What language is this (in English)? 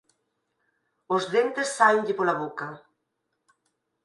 Galician